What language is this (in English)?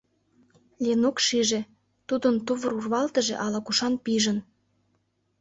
Mari